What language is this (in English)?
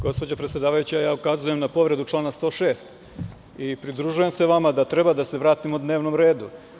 Serbian